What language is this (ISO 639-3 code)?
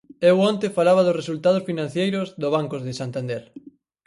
glg